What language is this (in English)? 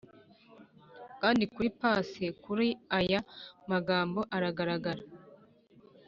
Kinyarwanda